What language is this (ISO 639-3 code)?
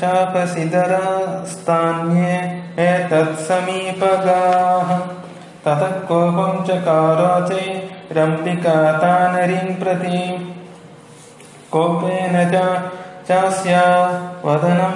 ron